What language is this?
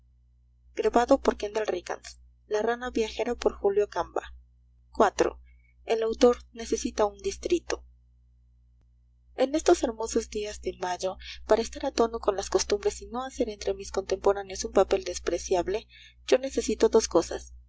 Spanish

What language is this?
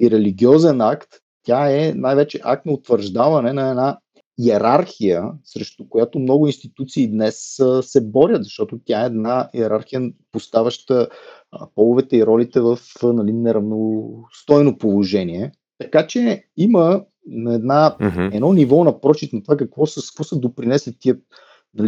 Bulgarian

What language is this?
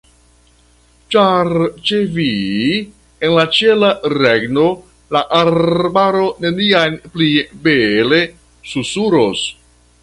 Esperanto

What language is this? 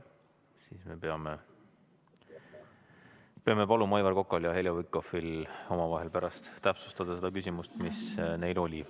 Estonian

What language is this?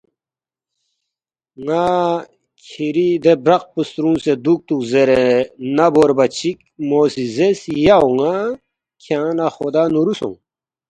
Balti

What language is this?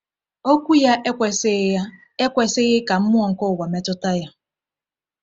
Igbo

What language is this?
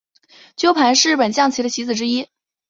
Chinese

